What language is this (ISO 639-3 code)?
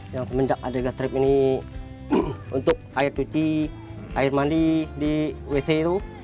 ind